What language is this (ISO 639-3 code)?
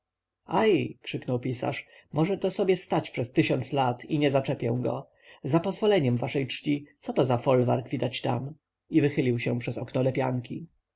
pol